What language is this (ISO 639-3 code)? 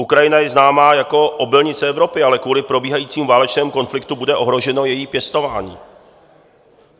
ces